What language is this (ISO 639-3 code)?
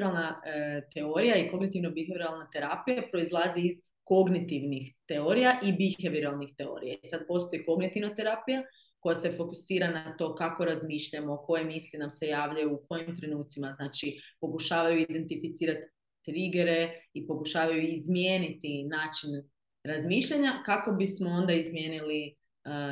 hrv